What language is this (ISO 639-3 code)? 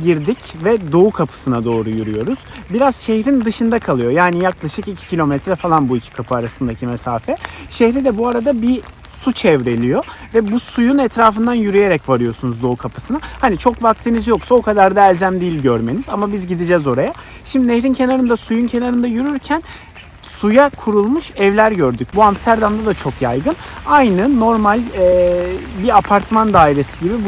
tur